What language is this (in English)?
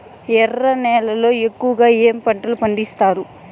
Telugu